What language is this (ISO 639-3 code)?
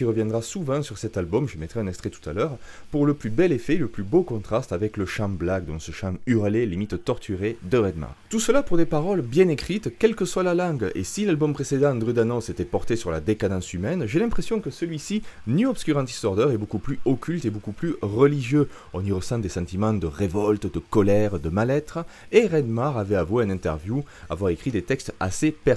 fra